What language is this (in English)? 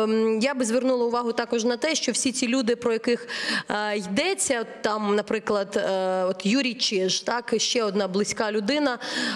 Ukrainian